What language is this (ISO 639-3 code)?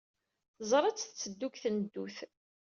kab